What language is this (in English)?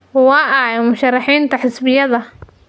Somali